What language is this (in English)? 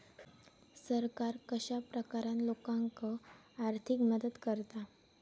Marathi